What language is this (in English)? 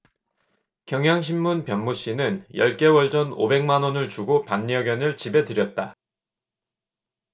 Korean